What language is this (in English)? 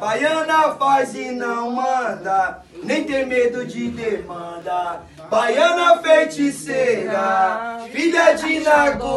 Portuguese